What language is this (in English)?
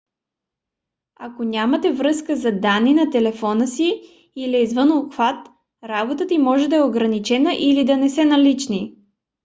Bulgarian